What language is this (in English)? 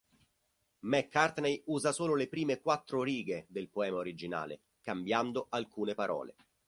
Italian